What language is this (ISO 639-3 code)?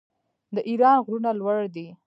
pus